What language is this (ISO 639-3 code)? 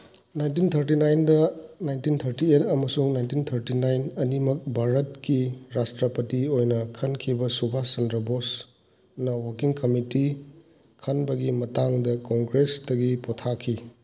mni